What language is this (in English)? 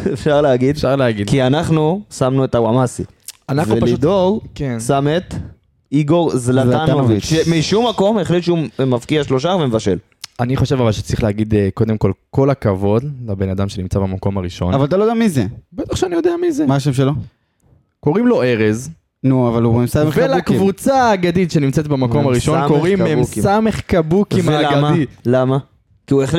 Hebrew